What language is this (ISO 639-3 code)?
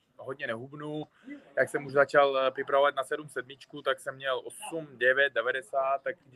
ces